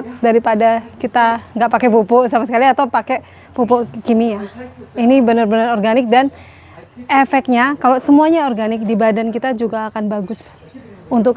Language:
Indonesian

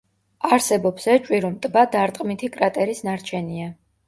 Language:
Georgian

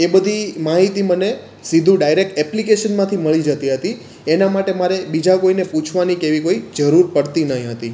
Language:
Gujarati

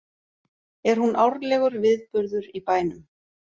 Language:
Icelandic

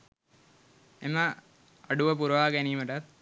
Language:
Sinhala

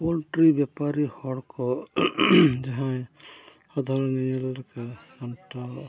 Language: Santali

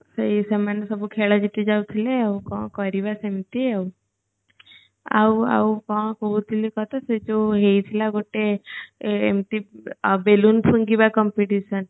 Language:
Odia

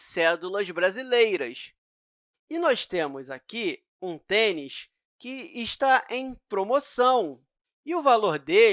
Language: Portuguese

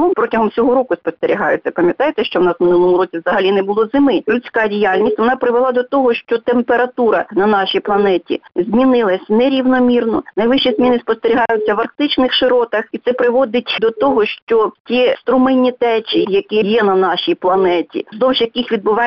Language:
Ukrainian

